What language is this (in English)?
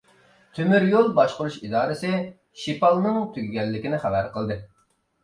Uyghur